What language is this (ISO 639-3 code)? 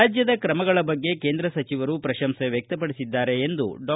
kan